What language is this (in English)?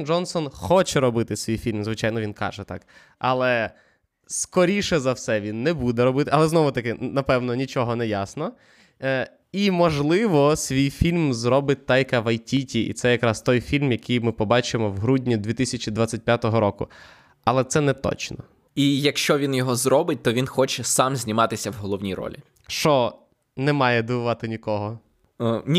Ukrainian